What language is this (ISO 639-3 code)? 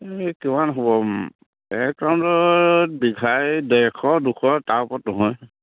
asm